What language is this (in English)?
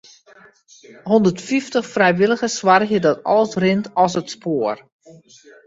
Western Frisian